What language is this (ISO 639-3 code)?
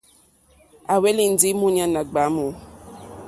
bri